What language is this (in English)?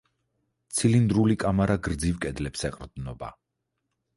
Georgian